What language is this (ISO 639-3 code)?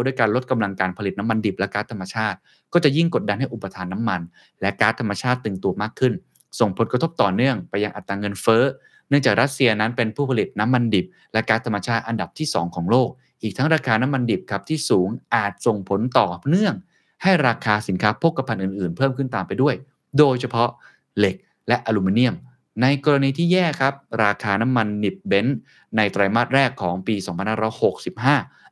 tha